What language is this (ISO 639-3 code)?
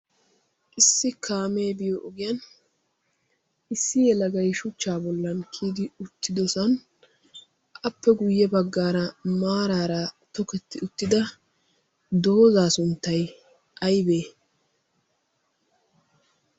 wal